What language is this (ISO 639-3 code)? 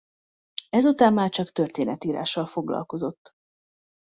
hun